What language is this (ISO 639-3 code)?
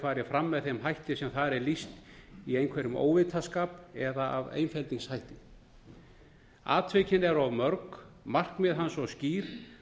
isl